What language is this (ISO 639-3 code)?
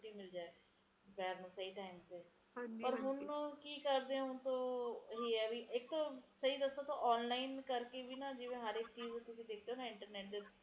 pan